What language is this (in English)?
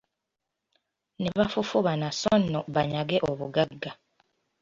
Ganda